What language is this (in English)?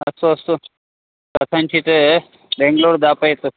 Sanskrit